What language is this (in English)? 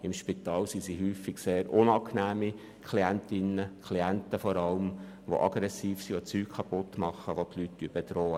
Swiss German